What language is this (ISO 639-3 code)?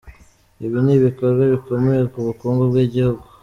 kin